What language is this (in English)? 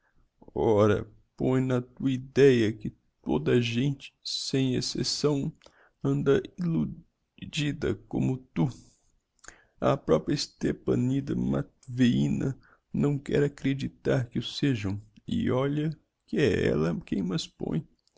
Portuguese